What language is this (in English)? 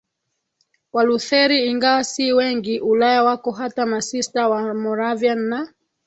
Swahili